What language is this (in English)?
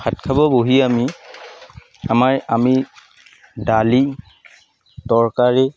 Assamese